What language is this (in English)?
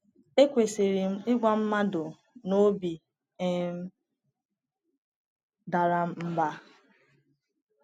Igbo